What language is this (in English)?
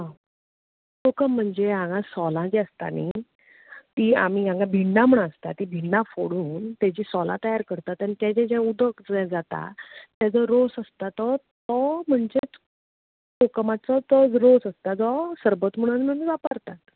Konkani